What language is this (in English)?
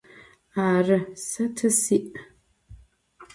Adyghe